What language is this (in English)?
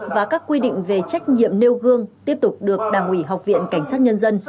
Vietnamese